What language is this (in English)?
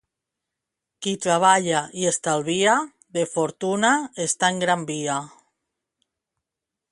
Catalan